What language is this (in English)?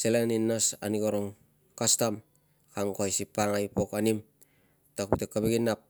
Tungag